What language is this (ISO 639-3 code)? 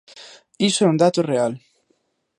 glg